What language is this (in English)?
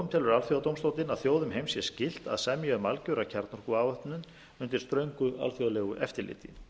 Icelandic